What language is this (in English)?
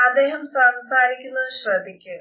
Malayalam